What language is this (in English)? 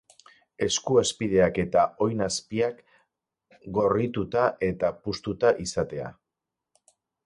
Basque